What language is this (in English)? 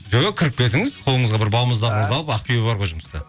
Kazakh